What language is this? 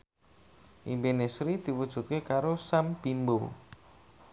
Javanese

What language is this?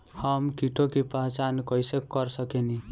Bhojpuri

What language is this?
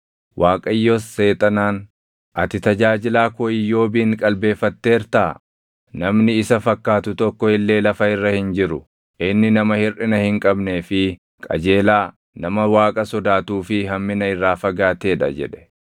Oromo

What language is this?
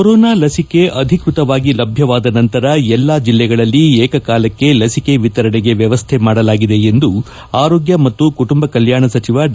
Kannada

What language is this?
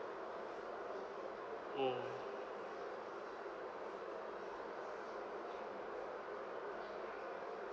English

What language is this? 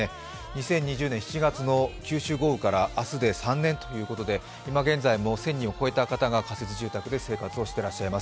Japanese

